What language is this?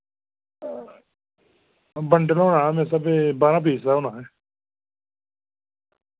Dogri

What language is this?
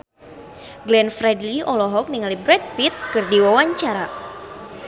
Sundanese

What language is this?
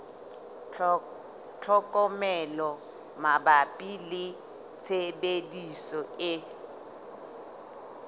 Southern Sotho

